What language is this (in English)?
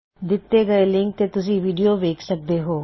Punjabi